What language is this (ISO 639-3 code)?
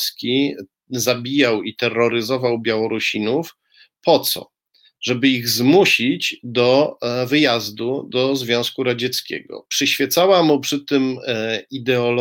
pol